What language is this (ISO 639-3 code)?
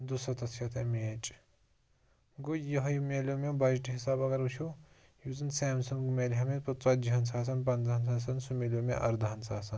kas